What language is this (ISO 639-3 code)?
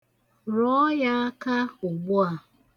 ibo